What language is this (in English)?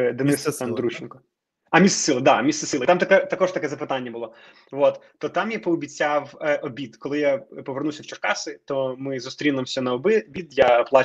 Ukrainian